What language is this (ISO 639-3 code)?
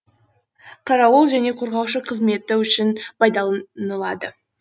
kaz